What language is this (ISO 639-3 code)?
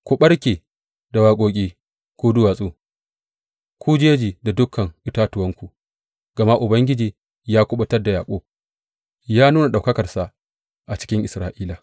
hau